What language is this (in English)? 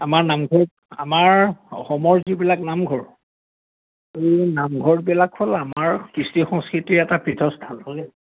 Assamese